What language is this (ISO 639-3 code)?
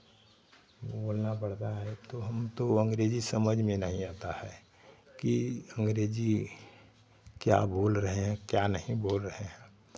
hin